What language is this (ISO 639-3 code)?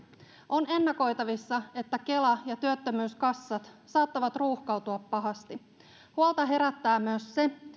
fin